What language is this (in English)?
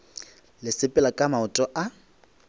Northern Sotho